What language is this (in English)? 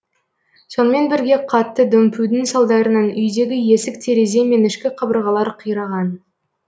Kazakh